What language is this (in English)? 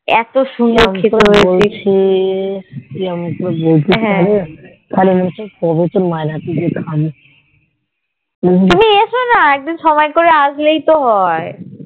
Bangla